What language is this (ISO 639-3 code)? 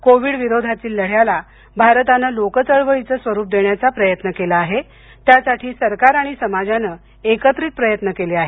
mar